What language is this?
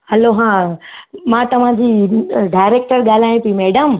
Sindhi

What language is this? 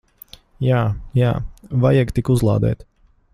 Latvian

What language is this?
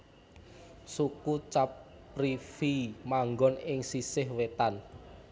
Javanese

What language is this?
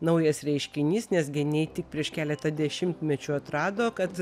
Lithuanian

